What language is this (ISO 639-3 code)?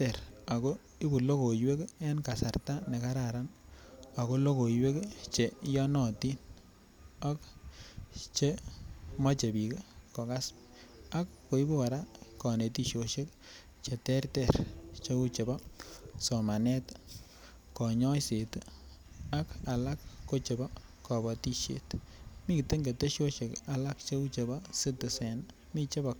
kln